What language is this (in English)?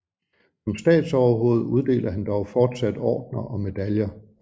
Danish